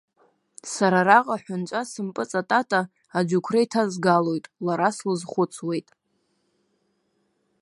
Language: Abkhazian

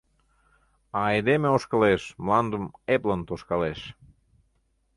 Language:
Mari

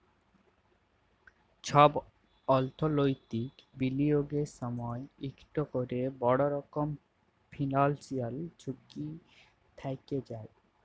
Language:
Bangla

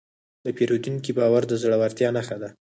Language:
Pashto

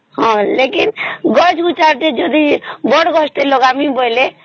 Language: Odia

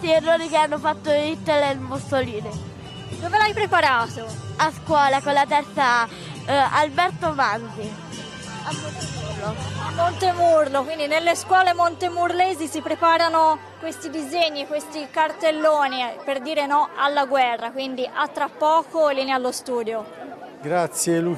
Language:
Italian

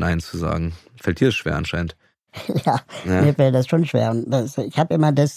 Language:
German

